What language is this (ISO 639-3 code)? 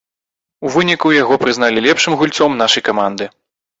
bel